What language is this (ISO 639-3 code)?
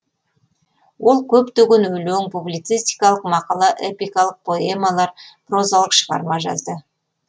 kaz